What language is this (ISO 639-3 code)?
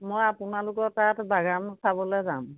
asm